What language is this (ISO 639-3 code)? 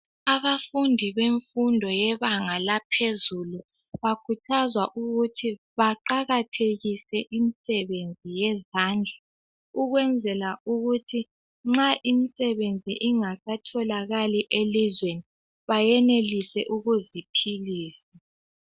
nde